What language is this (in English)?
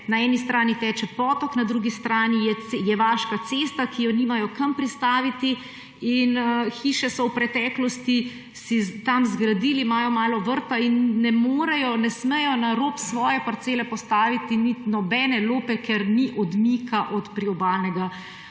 Slovenian